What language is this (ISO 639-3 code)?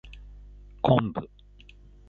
jpn